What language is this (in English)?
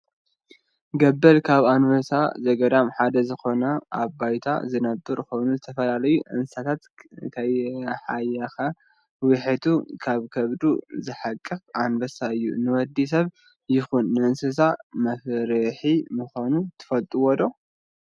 Tigrinya